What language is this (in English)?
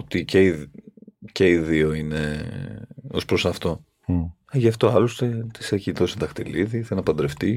Greek